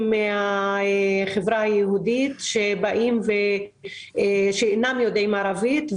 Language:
Hebrew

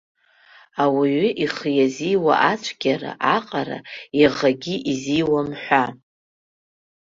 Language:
Abkhazian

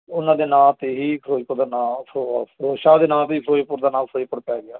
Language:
Punjabi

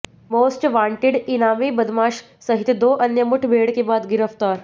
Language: Hindi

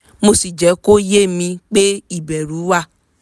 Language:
Yoruba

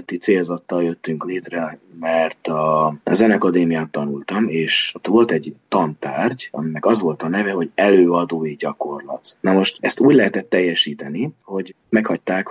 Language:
Hungarian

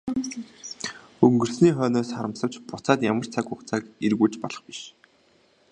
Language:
Mongolian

